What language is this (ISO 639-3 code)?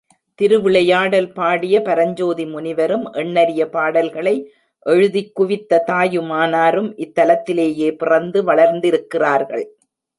tam